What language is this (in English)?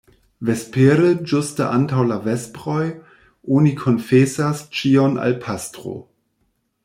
Esperanto